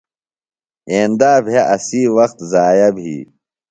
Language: Phalura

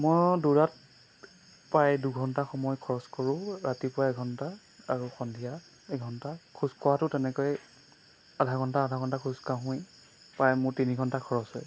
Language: Assamese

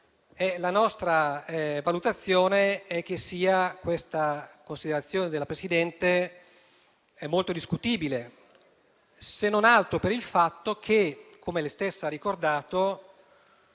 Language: Italian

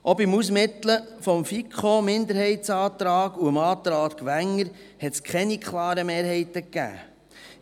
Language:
Swiss German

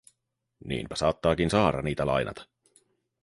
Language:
Finnish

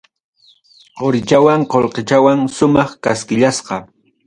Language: Ayacucho Quechua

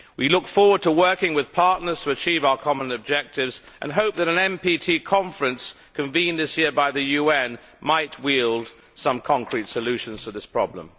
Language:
English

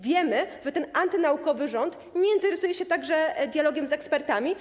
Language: Polish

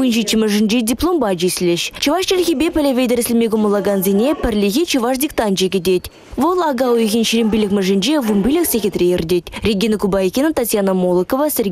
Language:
Russian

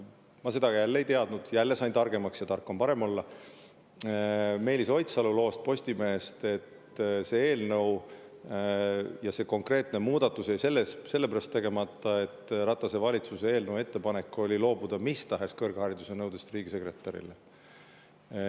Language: Estonian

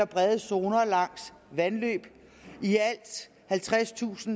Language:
Danish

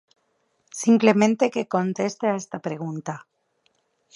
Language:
Galician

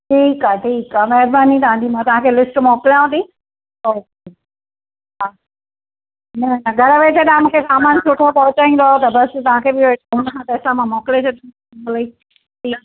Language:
Sindhi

